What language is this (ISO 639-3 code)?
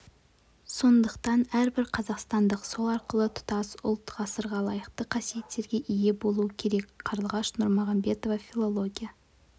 kaz